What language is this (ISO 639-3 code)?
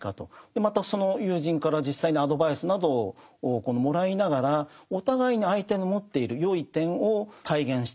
jpn